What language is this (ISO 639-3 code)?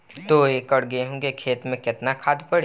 bho